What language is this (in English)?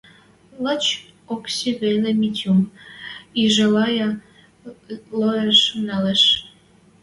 Western Mari